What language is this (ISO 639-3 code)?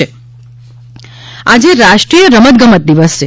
guj